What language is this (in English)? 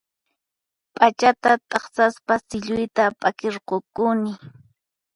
Puno Quechua